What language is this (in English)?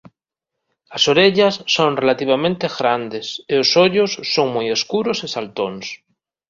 Galician